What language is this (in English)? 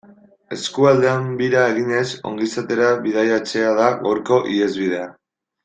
Basque